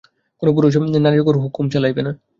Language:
Bangla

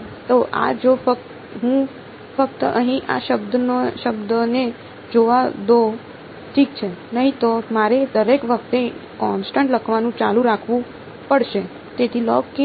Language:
Gujarati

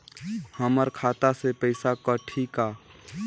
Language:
Chhattisgarhi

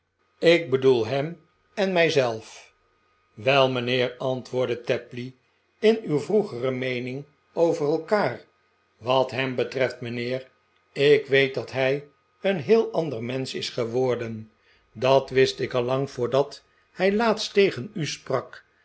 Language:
Dutch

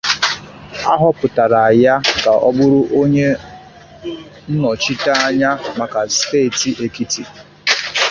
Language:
Igbo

